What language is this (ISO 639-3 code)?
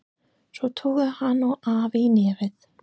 isl